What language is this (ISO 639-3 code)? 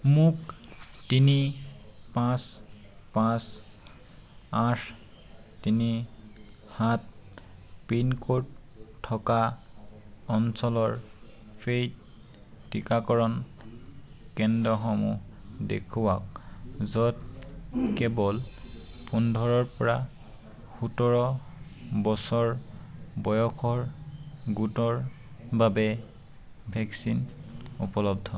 asm